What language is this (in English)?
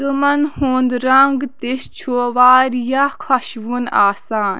Kashmiri